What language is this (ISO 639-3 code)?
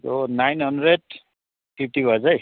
nep